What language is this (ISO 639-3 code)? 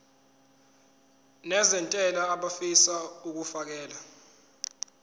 zul